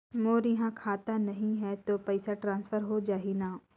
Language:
Chhattisgarhi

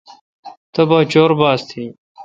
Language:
Kalkoti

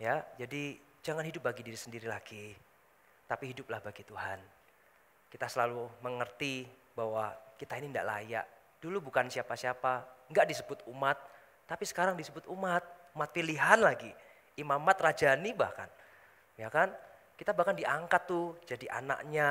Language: Indonesian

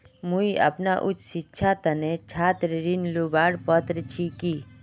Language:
Magahi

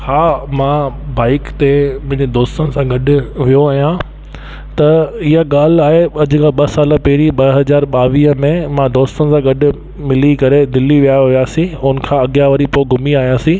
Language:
Sindhi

